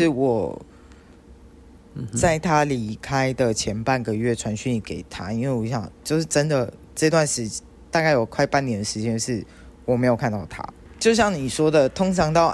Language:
Chinese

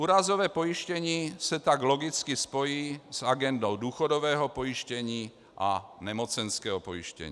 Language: Czech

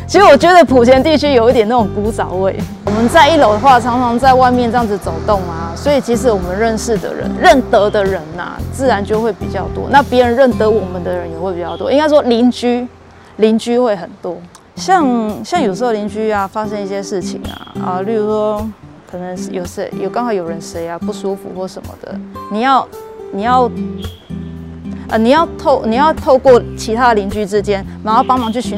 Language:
Chinese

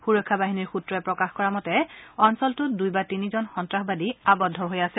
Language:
Assamese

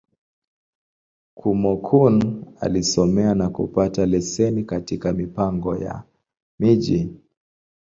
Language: Swahili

